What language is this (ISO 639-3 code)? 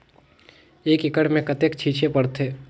hne